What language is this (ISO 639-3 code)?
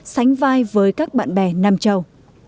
vie